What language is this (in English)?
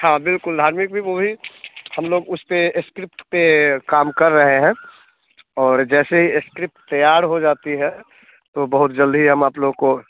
Hindi